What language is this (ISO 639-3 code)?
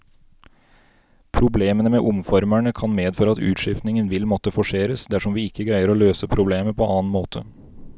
nor